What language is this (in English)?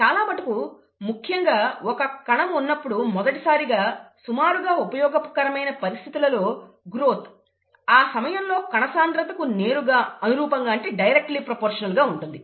Telugu